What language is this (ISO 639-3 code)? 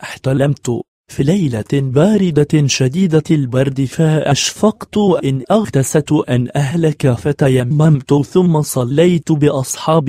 ara